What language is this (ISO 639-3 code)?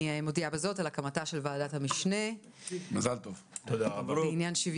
heb